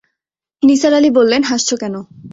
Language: Bangla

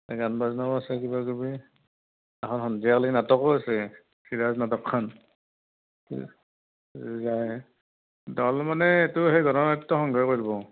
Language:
Assamese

